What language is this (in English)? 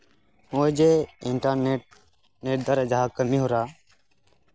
Santali